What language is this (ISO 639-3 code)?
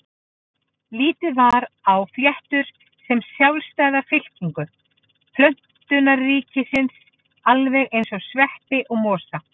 isl